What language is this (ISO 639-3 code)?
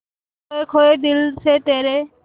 hin